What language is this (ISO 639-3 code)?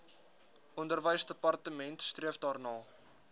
afr